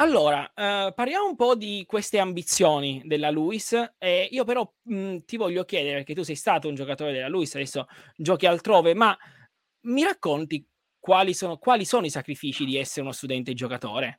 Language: Italian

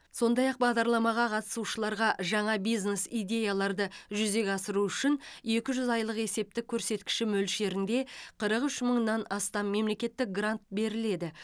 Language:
Kazakh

